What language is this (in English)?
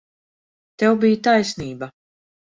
Latvian